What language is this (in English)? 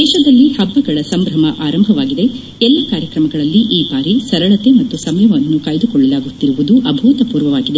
Kannada